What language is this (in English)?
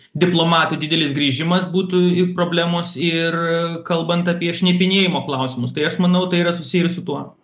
Lithuanian